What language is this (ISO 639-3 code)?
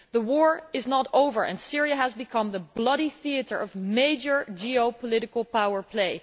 eng